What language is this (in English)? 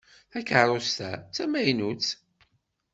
Kabyle